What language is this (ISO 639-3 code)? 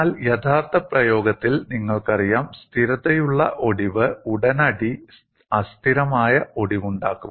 mal